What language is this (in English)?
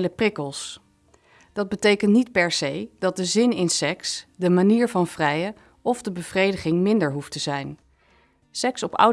Dutch